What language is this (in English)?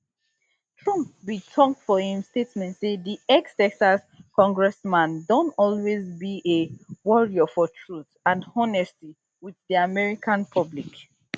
Nigerian Pidgin